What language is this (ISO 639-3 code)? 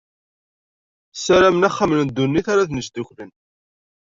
kab